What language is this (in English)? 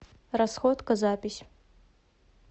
Russian